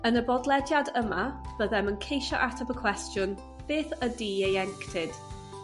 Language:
Welsh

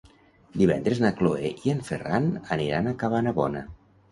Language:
Catalan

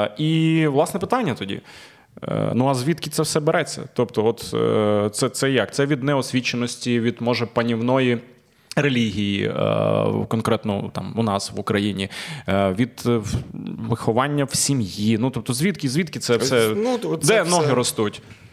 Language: Ukrainian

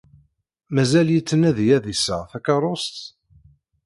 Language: Kabyle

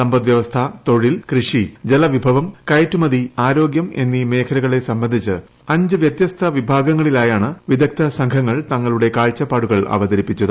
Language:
Malayalam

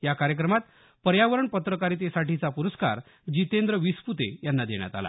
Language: Marathi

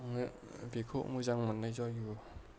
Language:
Bodo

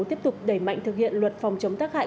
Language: Vietnamese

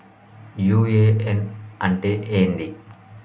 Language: Telugu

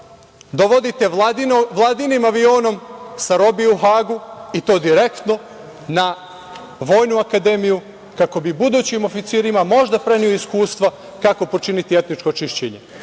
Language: Serbian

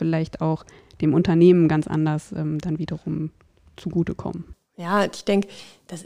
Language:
German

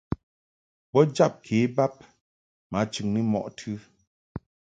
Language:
Mungaka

